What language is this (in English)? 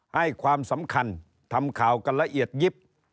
Thai